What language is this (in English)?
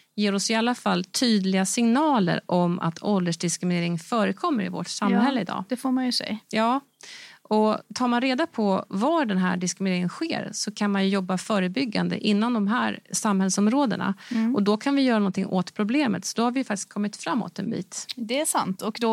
Swedish